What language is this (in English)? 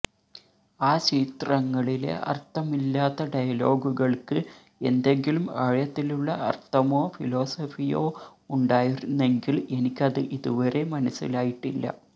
Malayalam